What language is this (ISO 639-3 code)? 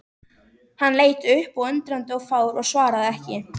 isl